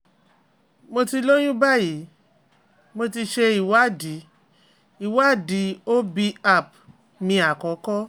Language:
Yoruba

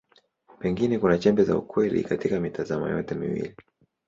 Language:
Swahili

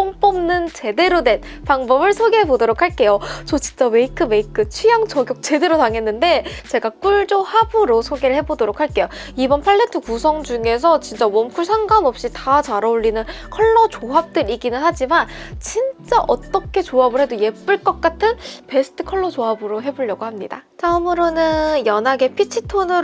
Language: Korean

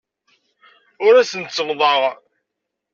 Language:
Kabyle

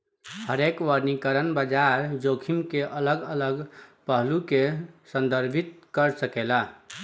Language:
Bhojpuri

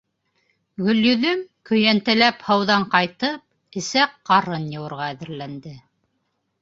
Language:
Bashkir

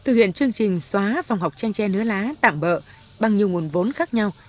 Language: Vietnamese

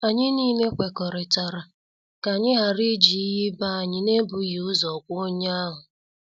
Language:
Igbo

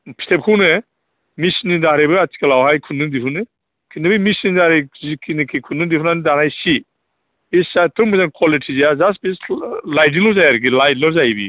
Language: Bodo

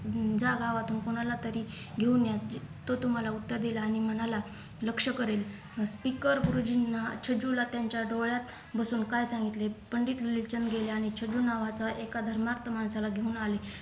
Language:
Marathi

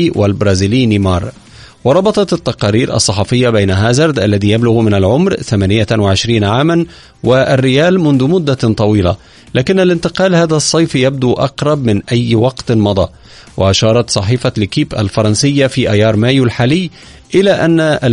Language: Arabic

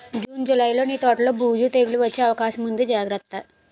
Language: Telugu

